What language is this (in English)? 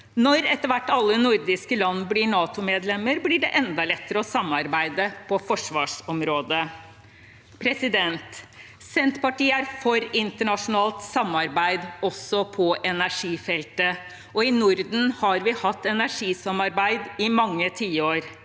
Norwegian